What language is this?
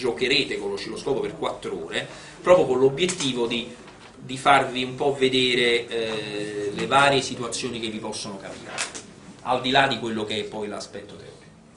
Italian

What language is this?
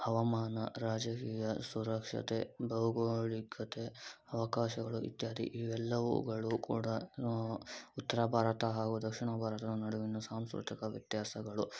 Kannada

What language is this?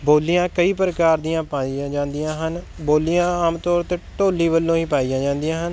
Punjabi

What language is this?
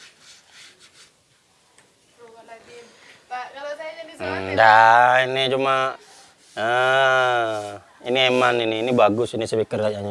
Indonesian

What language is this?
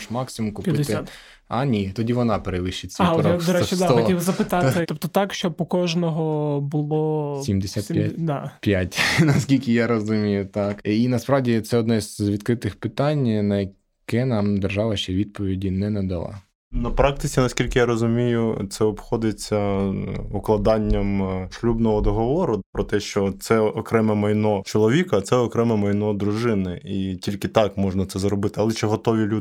Ukrainian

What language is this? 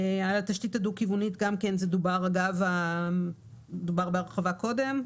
Hebrew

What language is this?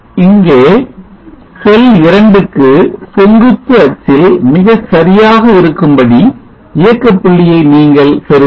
Tamil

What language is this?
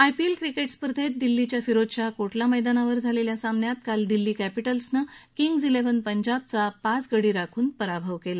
Marathi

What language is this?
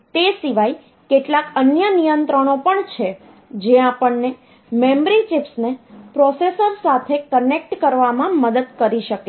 Gujarati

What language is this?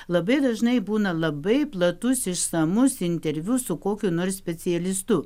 Lithuanian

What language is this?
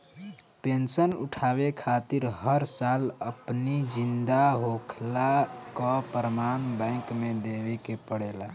Bhojpuri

